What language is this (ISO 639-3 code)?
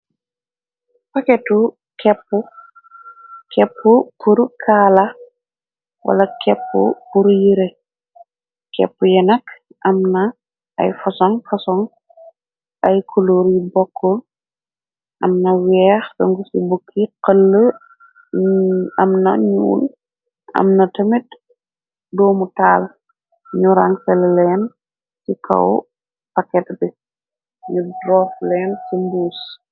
wol